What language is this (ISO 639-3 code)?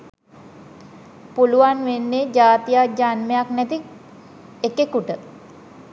sin